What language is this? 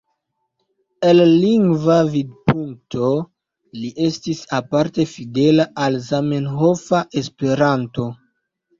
Esperanto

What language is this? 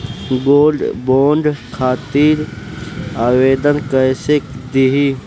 Bhojpuri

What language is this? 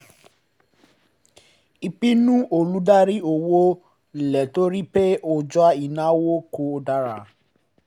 Yoruba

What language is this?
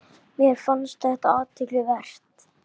Icelandic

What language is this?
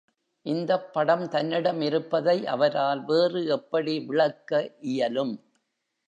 Tamil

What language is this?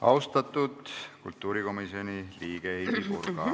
Estonian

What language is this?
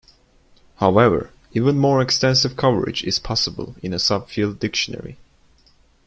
English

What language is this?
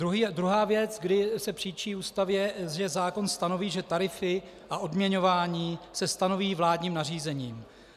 Czech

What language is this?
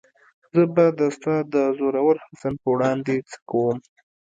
Pashto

